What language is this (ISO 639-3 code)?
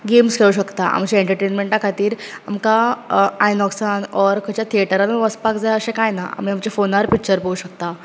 kok